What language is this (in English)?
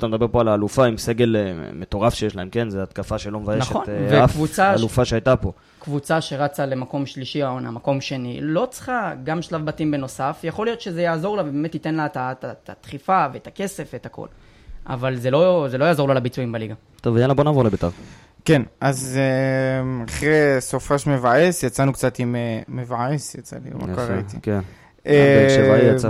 Hebrew